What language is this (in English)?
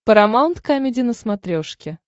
Russian